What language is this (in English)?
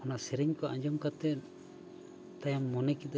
Santali